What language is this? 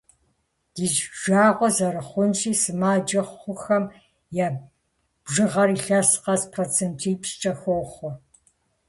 Kabardian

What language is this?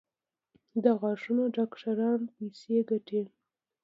Pashto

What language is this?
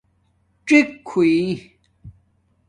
Domaaki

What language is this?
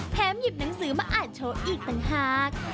Thai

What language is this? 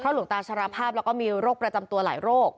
Thai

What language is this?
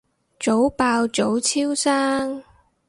Cantonese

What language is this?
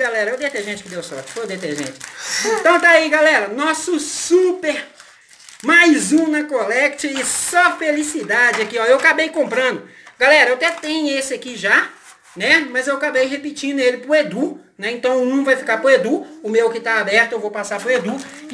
Portuguese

